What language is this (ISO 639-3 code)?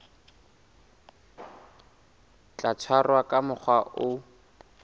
sot